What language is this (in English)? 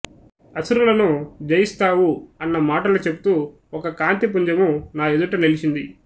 Telugu